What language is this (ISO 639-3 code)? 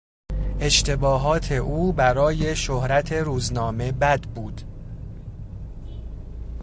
fas